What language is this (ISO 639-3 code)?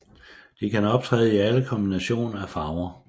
dan